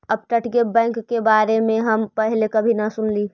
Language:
Magahi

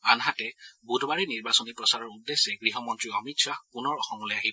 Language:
Assamese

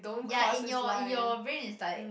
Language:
English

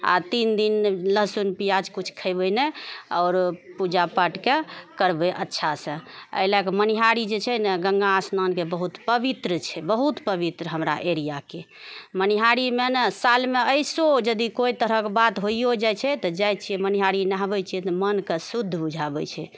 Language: Maithili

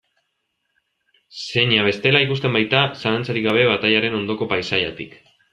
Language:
Basque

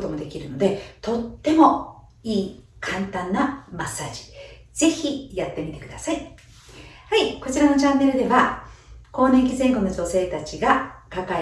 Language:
Japanese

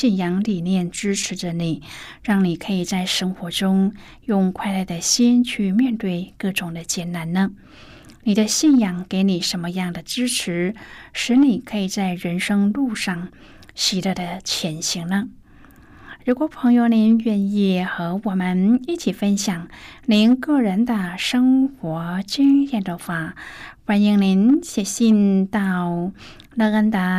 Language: Chinese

